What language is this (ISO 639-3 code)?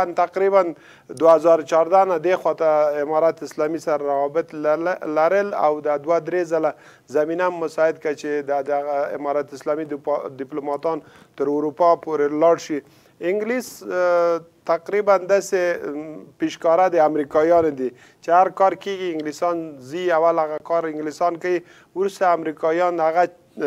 fas